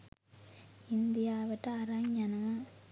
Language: Sinhala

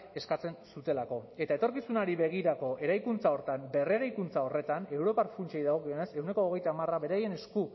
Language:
Basque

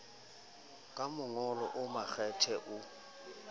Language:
Southern Sotho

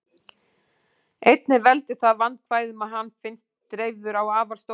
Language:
Icelandic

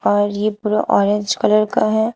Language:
Hindi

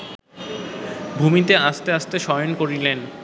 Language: Bangla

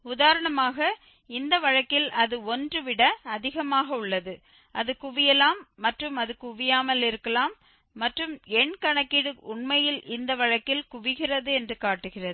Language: Tamil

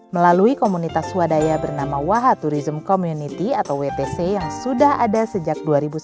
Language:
Indonesian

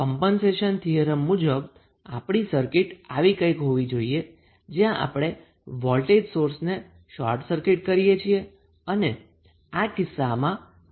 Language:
Gujarati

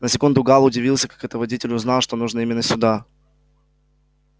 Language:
Russian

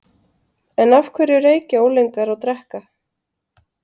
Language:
Icelandic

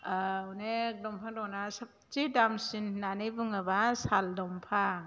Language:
Bodo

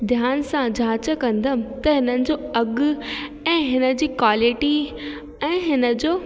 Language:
Sindhi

